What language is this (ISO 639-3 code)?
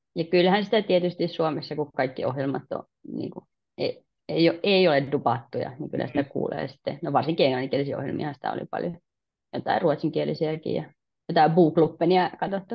fin